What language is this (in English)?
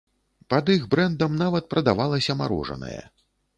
Belarusian